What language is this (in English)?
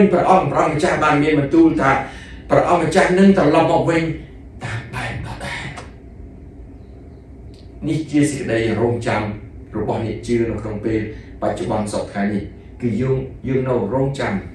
Thai